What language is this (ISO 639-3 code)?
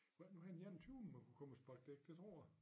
dan